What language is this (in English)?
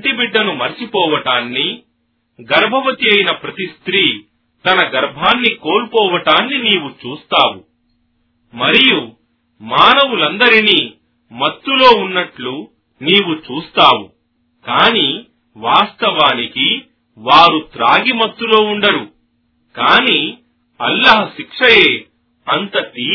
Telugu